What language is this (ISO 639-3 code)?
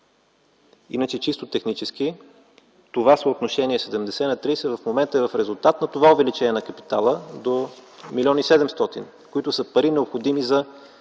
bul